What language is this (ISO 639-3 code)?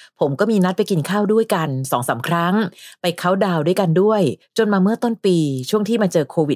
tha